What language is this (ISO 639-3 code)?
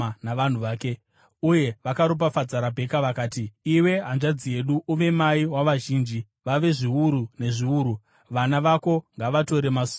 sna